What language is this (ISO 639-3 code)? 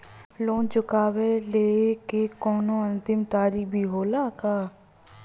bho